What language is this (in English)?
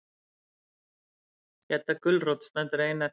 Icelandic